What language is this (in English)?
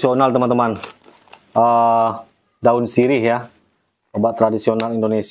Indonesian